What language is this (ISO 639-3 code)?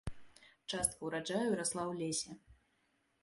bel